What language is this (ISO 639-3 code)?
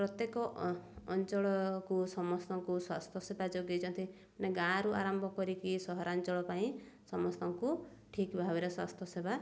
ori